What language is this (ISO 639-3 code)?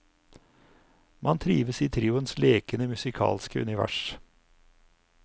nor